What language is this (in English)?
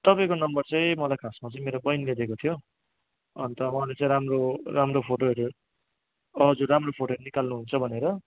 Nepali